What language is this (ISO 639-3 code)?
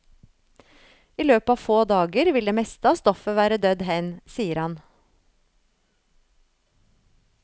nor